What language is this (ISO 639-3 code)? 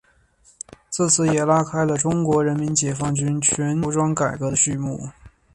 zho